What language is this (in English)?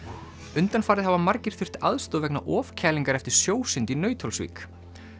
Icelandic